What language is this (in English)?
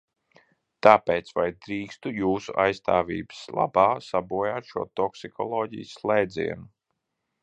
Latvian